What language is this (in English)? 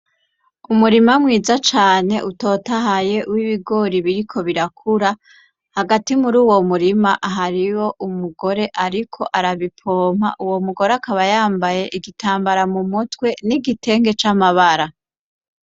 Rundi